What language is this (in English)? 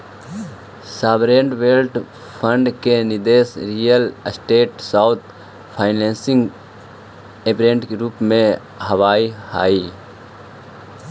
Magahi